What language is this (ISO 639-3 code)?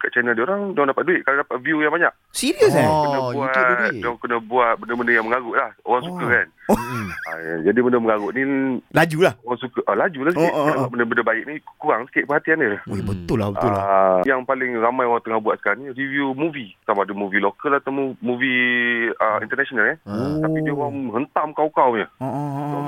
msa